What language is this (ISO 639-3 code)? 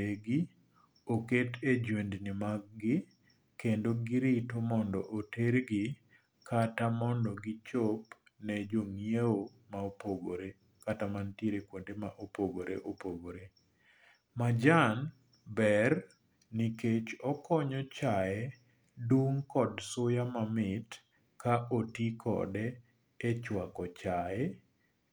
luo